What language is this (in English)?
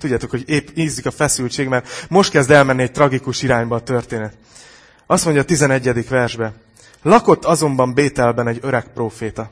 Hungarian